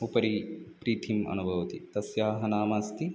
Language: Sanskrit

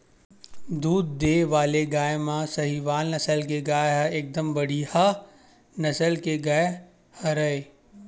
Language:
Chhattisgarhi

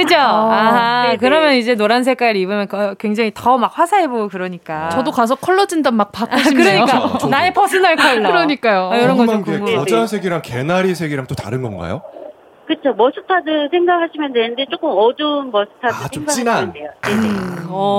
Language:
Korean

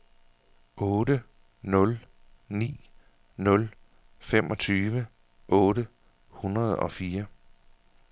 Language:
Danish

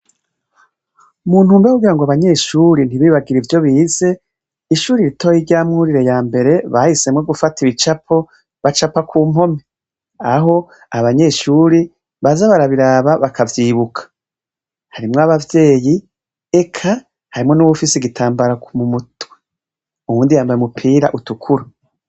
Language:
Rundi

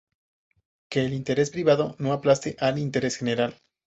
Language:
Spanish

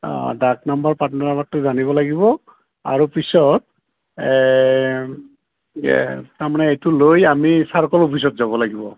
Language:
Assamese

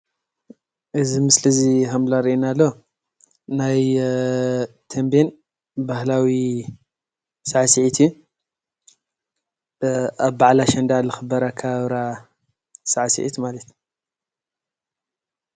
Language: Tigrinya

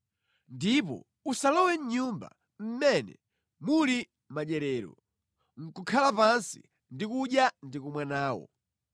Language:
Nyanja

